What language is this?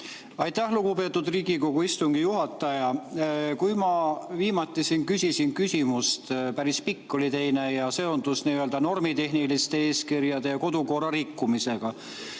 Estonian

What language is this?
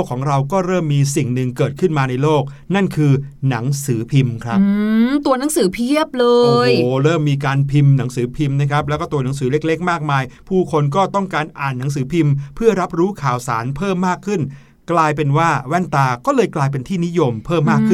Thai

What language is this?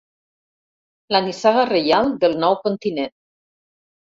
Catalan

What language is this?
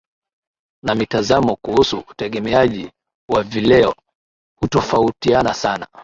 Swahili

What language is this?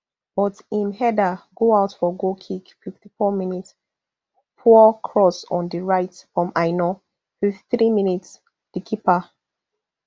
Nigerian Pidgin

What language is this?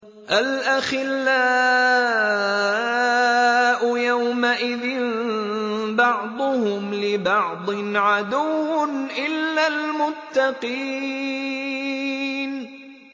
Arabic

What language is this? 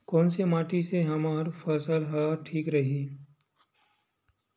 Chhattisgarhi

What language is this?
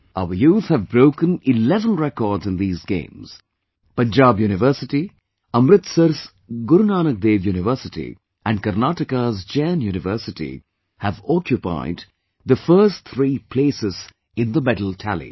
English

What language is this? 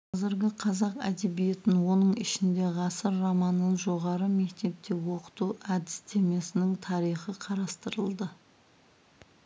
Kazakh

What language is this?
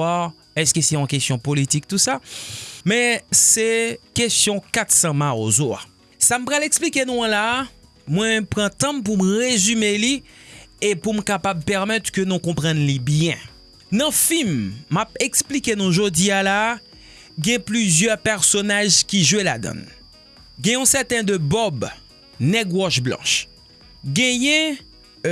French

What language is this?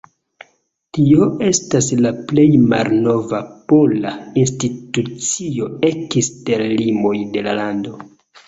Esperanto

